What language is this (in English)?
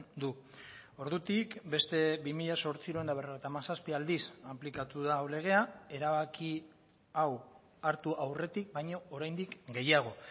Basque